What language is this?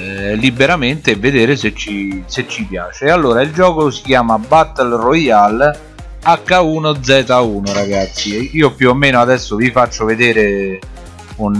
Italian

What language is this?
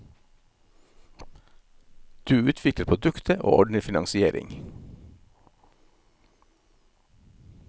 Norwegian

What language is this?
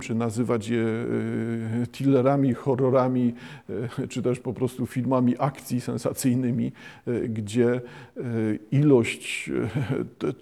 Polish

